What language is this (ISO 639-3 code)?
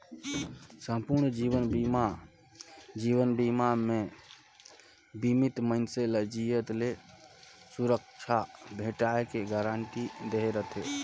hne